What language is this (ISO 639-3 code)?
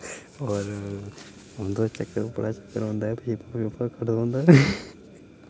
doi